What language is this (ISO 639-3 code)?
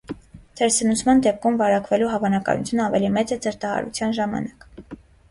hye